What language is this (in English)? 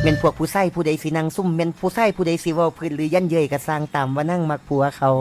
Thai